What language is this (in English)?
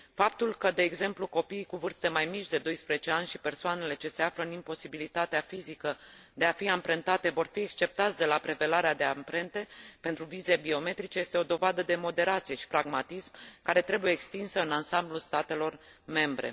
Romanian